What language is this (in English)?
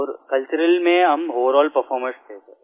Hindi